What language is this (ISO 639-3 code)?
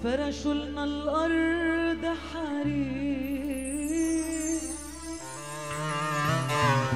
ara